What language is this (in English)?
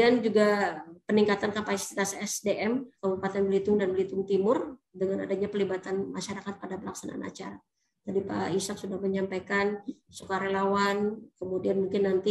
Indonesian